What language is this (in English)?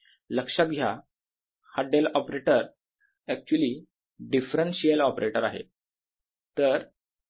Marathi